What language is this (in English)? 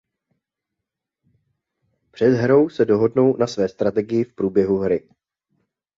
Czech